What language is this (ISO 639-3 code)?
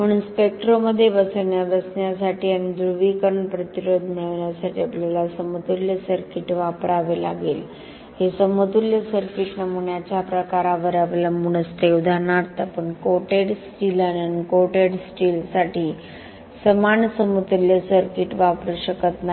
mar